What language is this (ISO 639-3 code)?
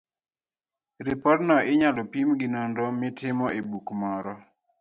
luo